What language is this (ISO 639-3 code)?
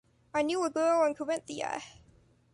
eng